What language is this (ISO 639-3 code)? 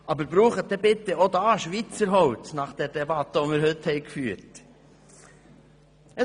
gsw